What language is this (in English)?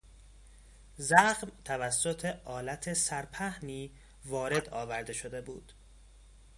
Persian